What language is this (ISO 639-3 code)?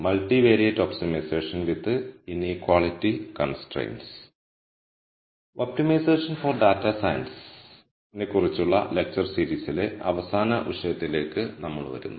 mal